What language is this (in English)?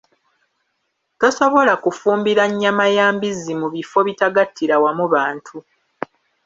Ganda